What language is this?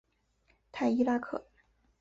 Chinese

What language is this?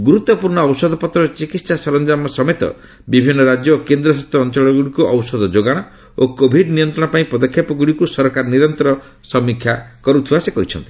Odia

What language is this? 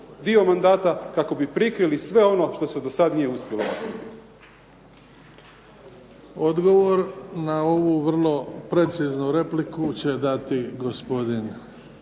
Croatian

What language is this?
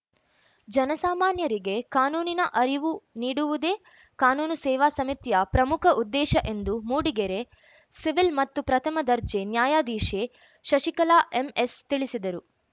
Kannada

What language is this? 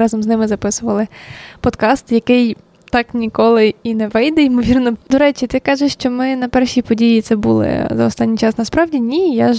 Ukrainian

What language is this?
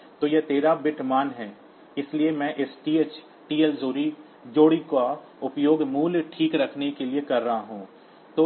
Hindi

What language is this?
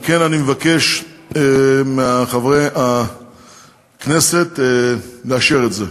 Hebrew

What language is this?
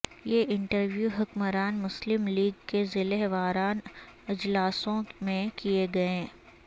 Urdu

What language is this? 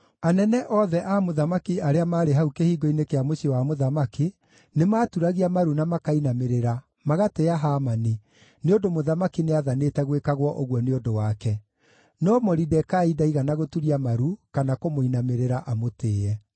Kikuyu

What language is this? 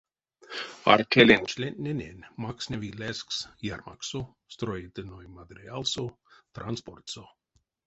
Erzya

